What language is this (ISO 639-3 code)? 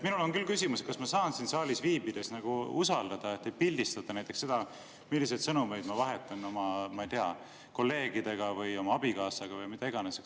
est